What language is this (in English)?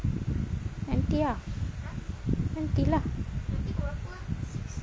English